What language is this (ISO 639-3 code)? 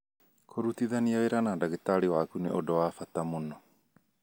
kik